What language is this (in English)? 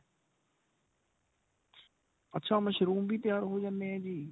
Punjabi